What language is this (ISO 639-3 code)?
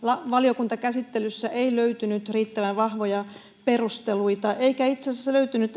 fin